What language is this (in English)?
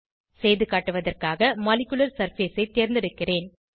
Tamil